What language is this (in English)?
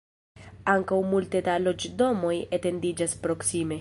Esperanto